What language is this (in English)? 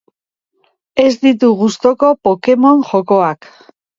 Basque